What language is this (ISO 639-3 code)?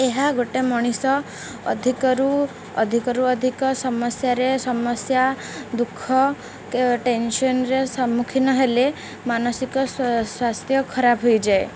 ori